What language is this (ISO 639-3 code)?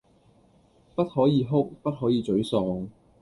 yue